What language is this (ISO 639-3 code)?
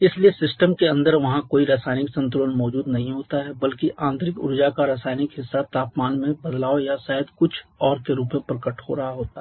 hin